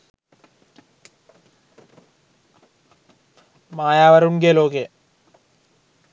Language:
Sinhala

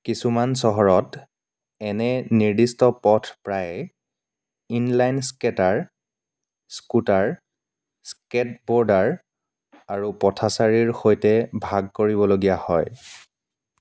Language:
Assamese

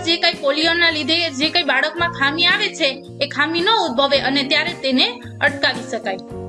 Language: Gujarati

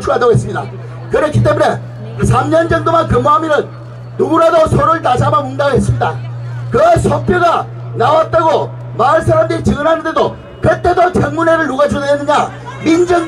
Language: Korean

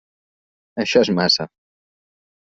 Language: Catalan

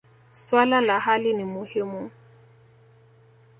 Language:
Swahili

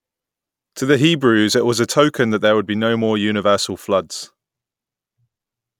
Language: English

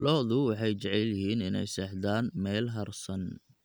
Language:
Somali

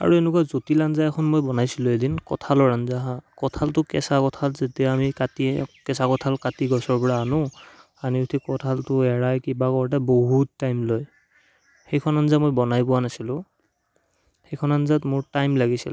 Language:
Assamese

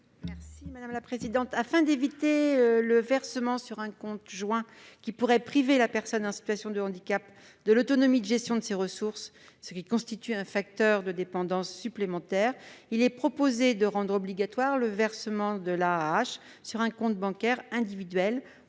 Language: French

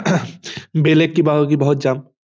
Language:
Assamese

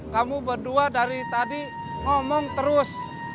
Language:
Indonesian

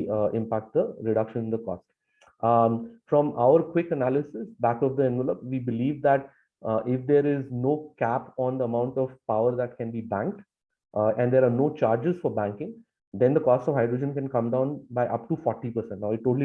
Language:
English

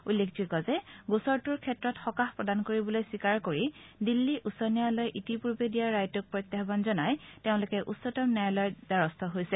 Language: Assamese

